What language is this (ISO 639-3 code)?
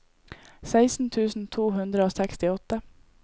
nor